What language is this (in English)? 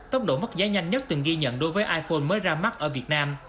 Vietnamese